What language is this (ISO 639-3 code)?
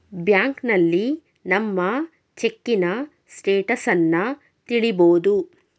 kan